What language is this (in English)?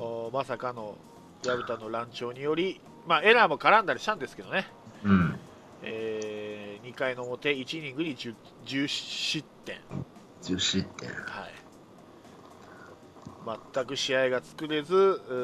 Japanese